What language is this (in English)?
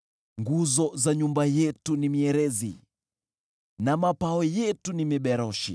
Swahili